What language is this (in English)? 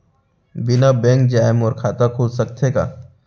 Chhattisgarhi